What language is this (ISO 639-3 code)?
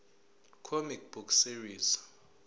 zul